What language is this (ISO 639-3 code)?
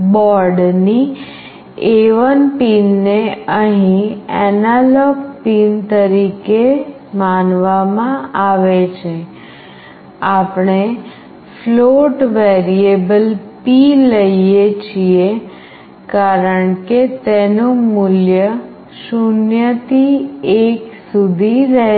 guj